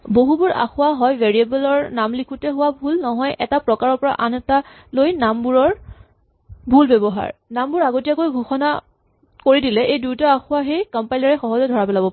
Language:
Assamese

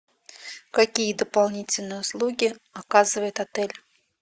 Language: Russian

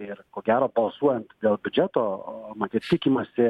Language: Lithuanian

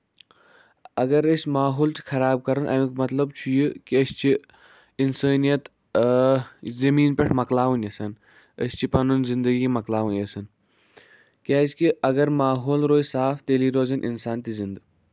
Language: Kashmiri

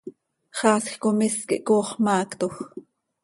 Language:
Seri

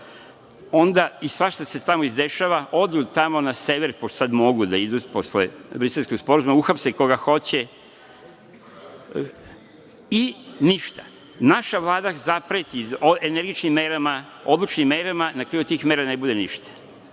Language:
Serbian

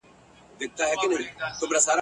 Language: Pashto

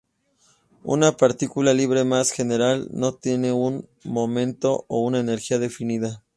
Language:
Spanish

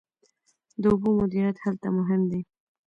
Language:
Pashto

